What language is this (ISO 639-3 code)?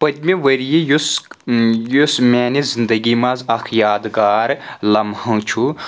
kas